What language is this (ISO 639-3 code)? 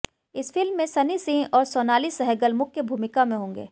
hin